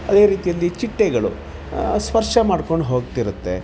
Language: Kannada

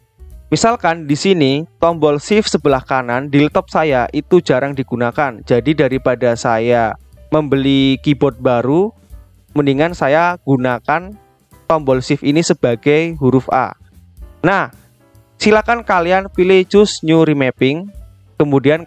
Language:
Indonesian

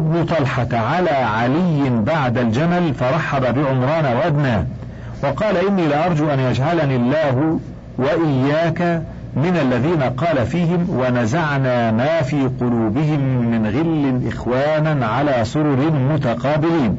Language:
Arabic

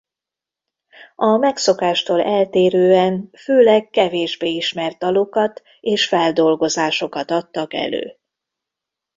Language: Hungarian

